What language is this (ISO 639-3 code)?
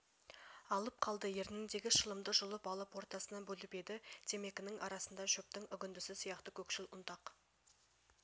kaz